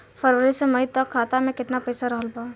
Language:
Bhojpuri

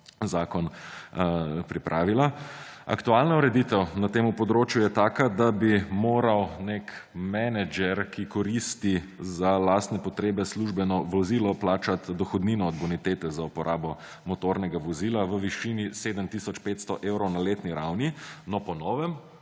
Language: Slovenian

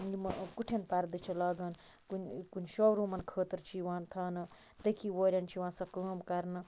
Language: Kashmiri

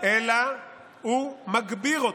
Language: Hebrew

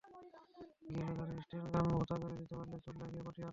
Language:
Bangla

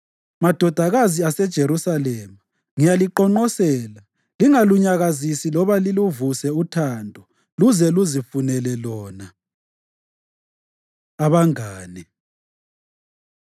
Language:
North Ndebele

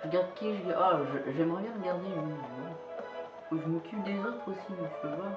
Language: French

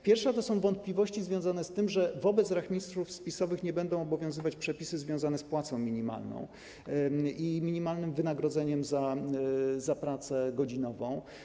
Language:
Polish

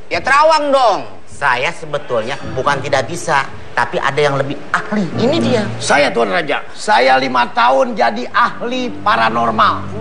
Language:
Indonesian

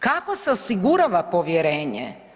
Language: Croatian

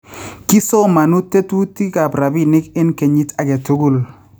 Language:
Kalenjin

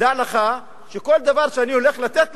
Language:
Hebrew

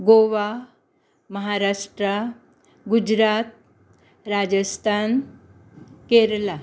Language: Konkani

